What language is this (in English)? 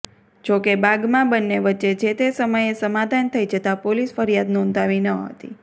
Gujarati